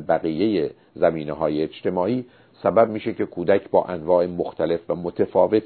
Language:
Persian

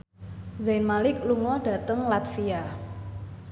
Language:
Javanese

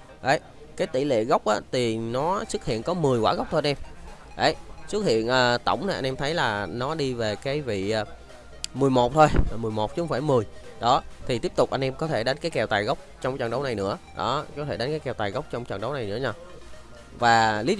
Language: Vietnamese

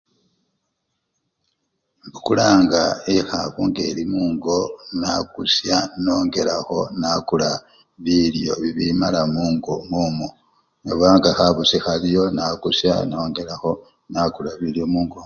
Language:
Luyia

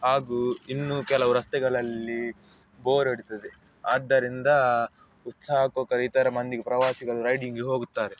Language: Kannada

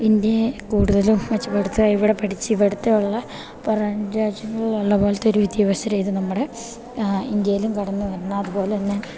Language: Malayalam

